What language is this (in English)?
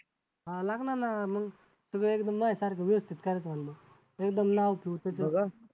Marathi